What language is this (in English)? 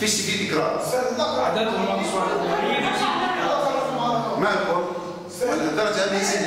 Arabic